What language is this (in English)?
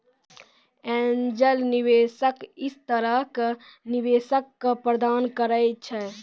Maithili